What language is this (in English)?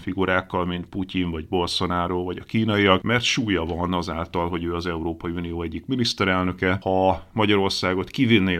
Hungarian